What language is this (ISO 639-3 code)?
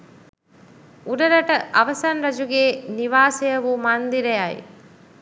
sin